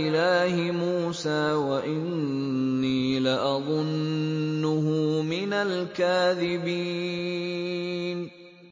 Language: Arabic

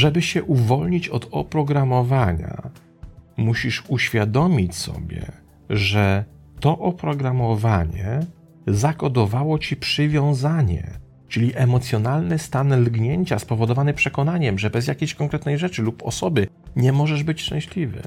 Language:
Polish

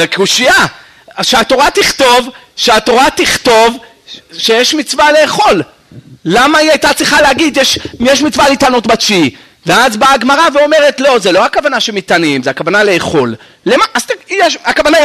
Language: Hebrew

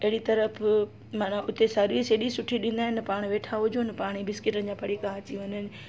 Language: Sindhi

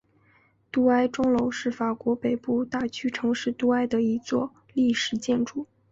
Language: Chinese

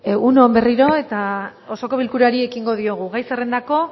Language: Basque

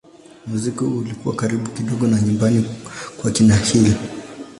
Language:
Swahili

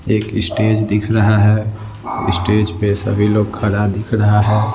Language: Hindi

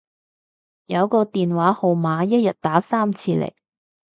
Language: Cantonese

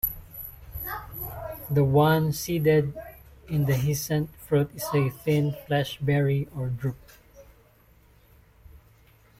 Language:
English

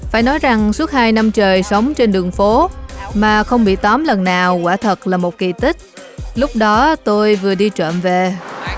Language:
Vietnamese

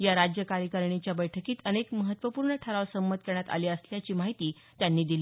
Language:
Marathi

